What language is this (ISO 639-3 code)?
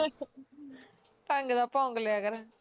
pan